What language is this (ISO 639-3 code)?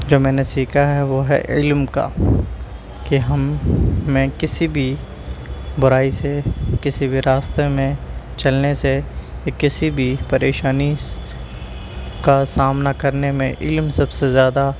urd